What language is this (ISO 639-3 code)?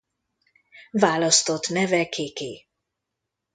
hun